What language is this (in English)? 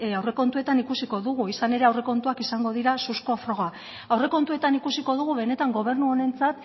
Basque